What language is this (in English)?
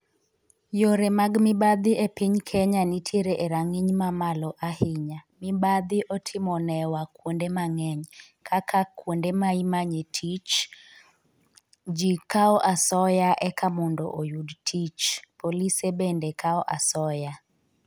Luo (Kenya and Tanzania)